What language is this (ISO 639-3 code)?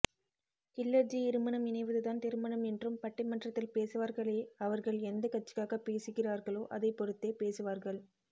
tam